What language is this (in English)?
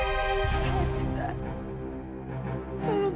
Indonesian